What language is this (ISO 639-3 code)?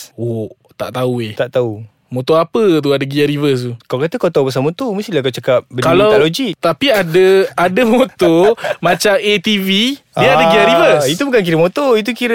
msa